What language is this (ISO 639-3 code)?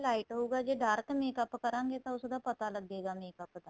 pan